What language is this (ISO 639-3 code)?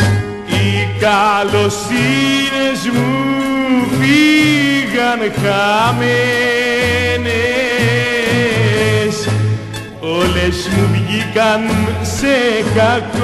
ell